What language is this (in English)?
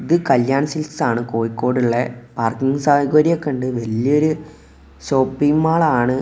Malayalam